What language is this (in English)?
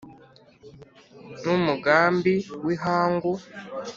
Kinyarwanda